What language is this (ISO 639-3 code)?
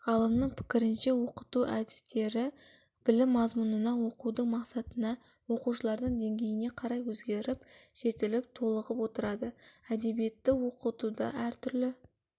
kaz